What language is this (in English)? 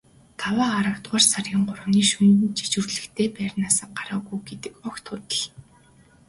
Mongolian